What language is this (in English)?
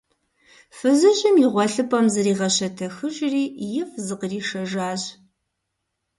Kabardian